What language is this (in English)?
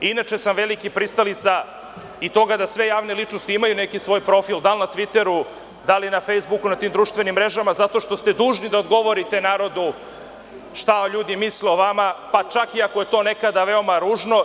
Serbian